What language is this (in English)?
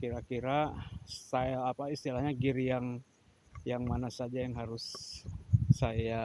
Indonesian